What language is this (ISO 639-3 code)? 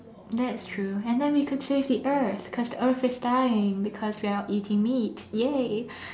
eng